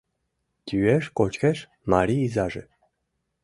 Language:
Mari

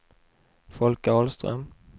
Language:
Swedish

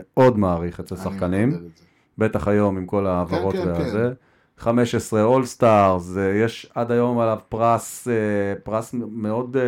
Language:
Hebrew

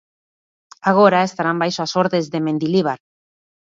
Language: Galician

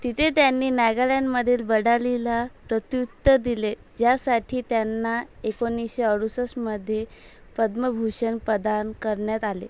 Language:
Marathi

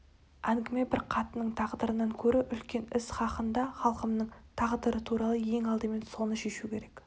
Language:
Kazakh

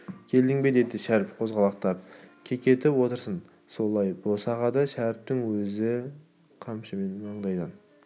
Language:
Kazakh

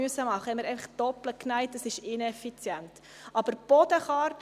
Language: Swiss German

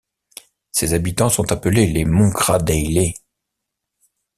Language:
French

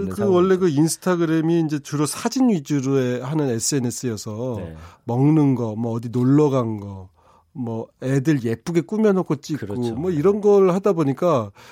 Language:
Korean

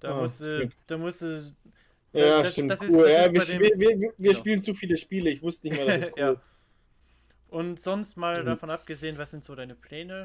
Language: German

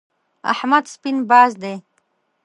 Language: Pashto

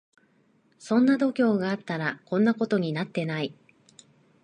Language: Japanese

